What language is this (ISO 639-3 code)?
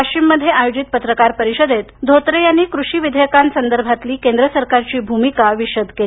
mar